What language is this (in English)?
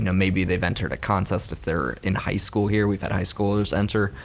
English